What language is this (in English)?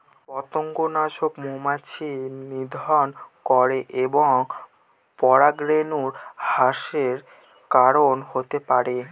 Bangla